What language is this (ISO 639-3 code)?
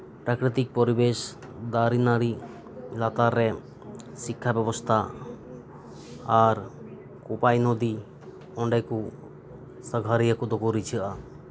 sat